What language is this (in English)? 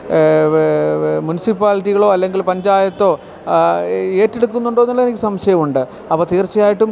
Malayalam